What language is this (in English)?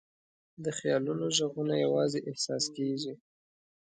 Pashto